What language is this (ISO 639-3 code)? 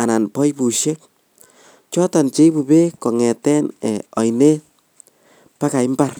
kln